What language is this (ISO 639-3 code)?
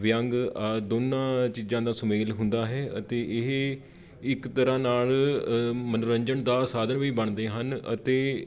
pan